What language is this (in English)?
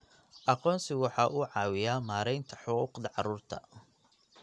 Somali